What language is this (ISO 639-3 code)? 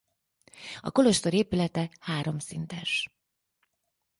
hun